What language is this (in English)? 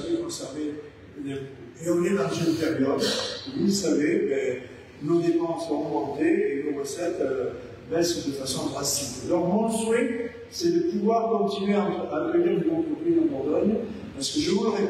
French